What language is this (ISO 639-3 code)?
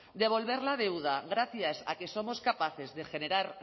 spa